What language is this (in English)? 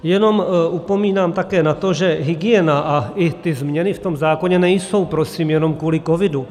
Czech